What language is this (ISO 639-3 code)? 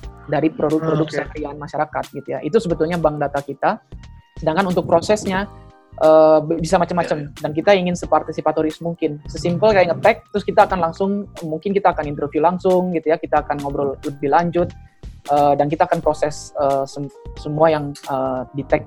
ind